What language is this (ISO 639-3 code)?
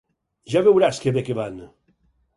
cat